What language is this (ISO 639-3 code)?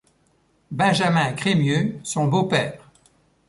fra